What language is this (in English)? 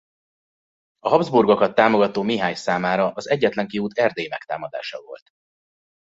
Hungarian